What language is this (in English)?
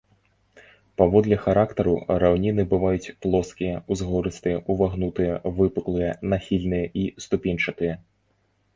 Belarusian